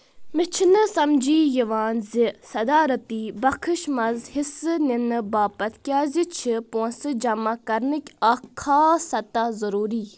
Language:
Kashmiri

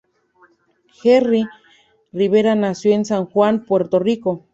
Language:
Spanish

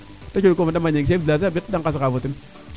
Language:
Serer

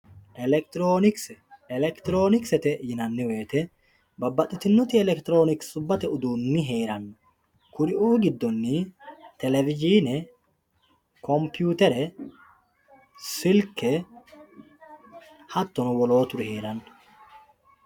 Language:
Sidamo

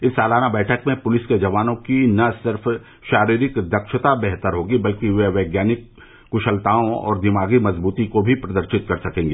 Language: Hindi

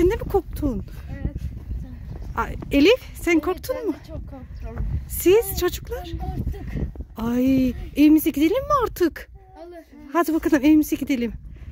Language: Turkish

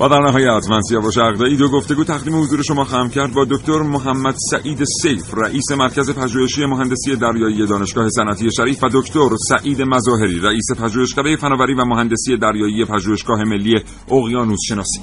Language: Persian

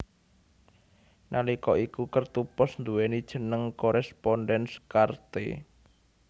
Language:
Javanese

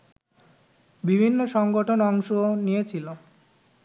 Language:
Bangla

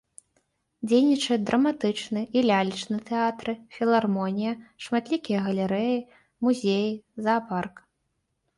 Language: Belarusian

